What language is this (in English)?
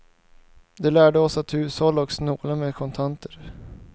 Swedish